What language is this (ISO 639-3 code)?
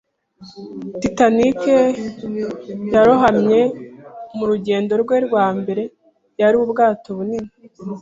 kin